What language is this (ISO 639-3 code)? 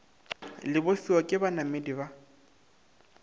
nso